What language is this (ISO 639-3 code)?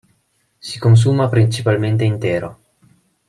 ita